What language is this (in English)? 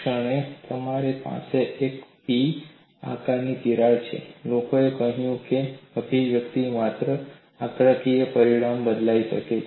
Gujarati